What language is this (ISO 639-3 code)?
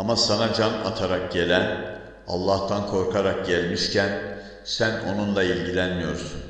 tur